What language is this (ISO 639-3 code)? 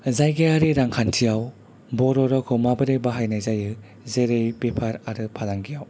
brx